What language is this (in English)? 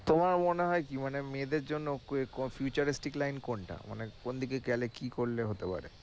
Bangla